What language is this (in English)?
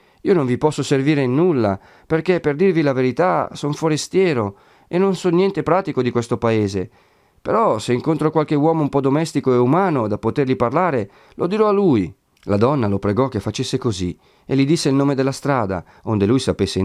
Italian